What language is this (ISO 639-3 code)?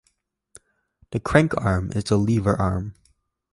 eng